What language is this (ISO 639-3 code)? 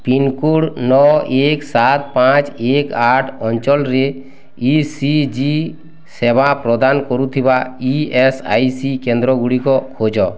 ori